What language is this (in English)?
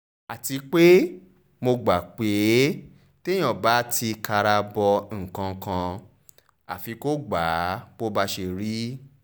Yoruba